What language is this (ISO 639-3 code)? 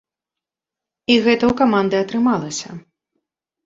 bel